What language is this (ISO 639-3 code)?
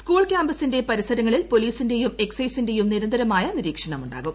mal